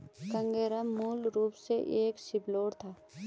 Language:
Hindi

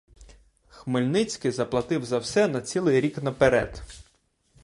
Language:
Ukrainian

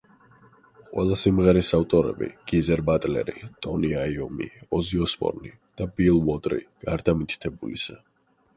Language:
Georgian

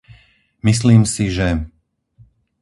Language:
Slovak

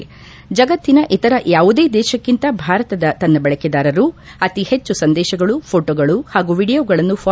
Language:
Kannada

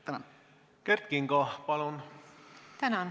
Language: Estonian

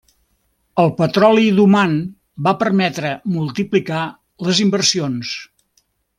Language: Catalan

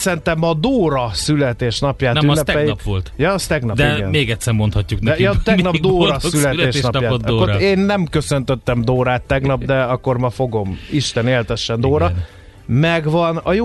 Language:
Hungarian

